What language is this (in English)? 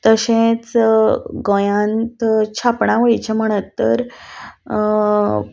Konkani